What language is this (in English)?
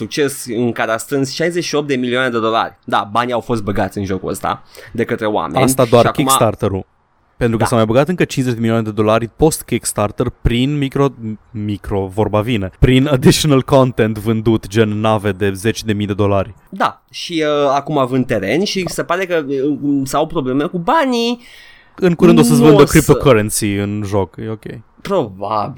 Romanian